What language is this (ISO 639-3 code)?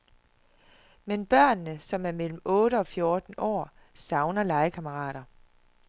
dan